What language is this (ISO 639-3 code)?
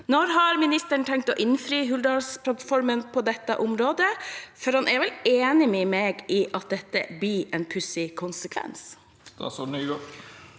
nor